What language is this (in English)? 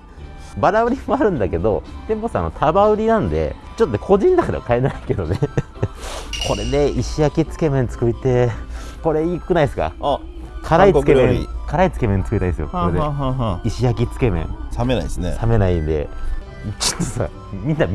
Japanese